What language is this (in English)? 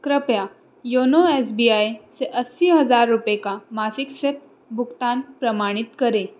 Hindi